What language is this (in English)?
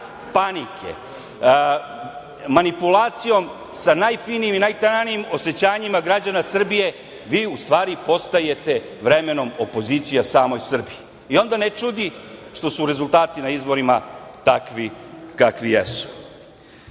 Serbian